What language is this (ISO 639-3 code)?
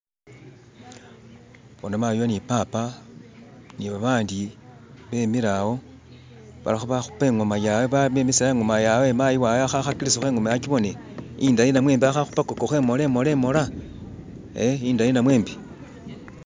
myx